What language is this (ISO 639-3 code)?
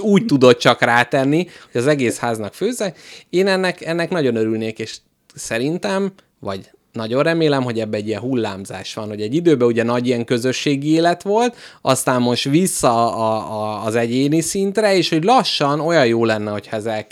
hun